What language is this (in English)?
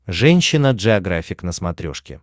Russian